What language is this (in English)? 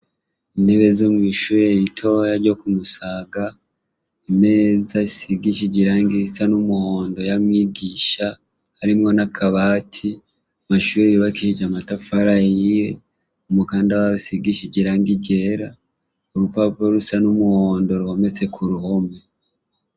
Rundi